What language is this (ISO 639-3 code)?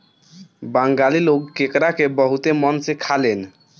bho